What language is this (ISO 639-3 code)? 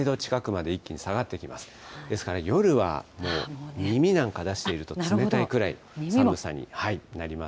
jpn